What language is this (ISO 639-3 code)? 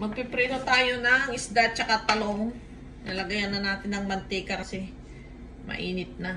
fil